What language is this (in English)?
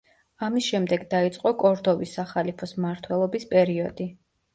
Georgian